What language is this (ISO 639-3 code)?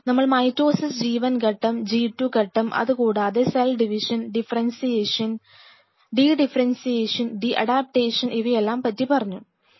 mal